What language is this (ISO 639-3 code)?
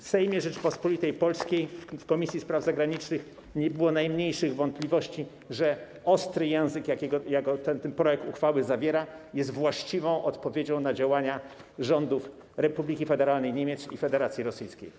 pol